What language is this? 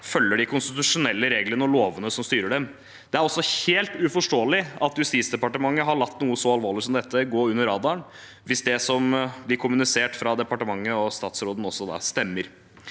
Norwegian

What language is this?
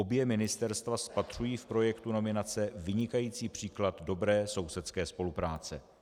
Czech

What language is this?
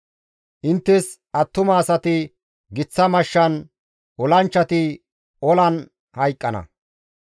Gamo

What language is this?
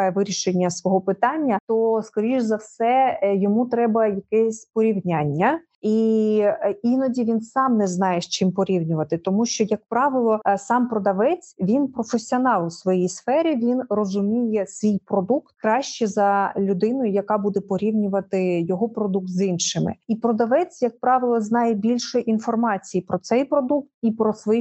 Ukrainian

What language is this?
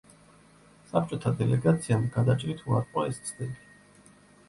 Georgian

